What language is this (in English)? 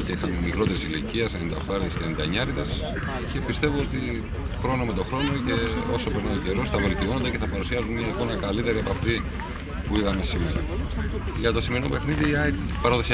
Greek